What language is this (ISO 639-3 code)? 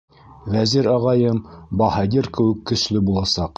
bak